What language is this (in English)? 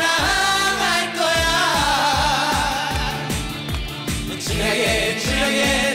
Korean